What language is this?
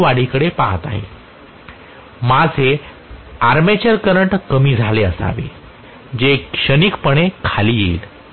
Marathi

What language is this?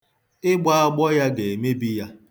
Igbo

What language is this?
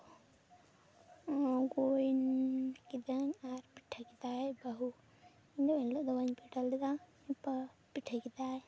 Santali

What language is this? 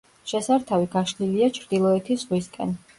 Georgian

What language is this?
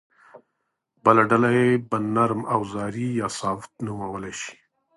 Pashto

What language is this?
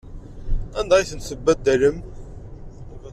Kabyle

